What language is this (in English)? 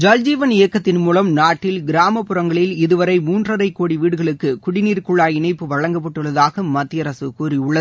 Tamil